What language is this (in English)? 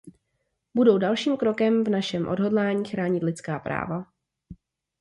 Czech